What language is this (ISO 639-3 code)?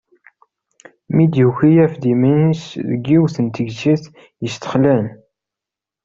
kab